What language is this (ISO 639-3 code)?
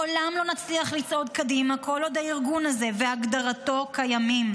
heb